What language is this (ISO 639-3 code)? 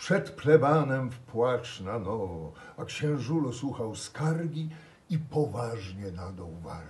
pol